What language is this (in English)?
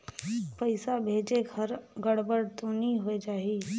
Chhattisgarhi